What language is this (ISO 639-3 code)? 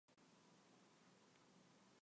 zho